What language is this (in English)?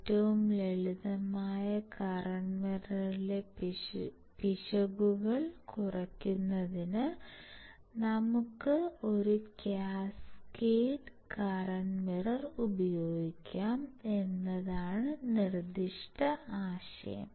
Malayalam